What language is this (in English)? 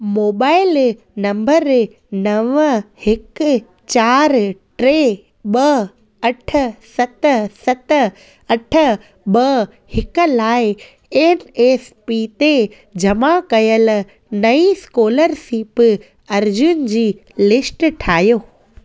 Sindhi